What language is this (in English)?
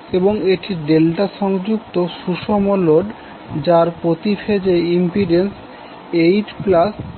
Bangla